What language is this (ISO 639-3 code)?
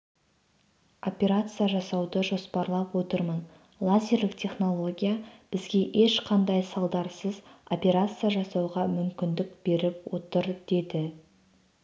kaz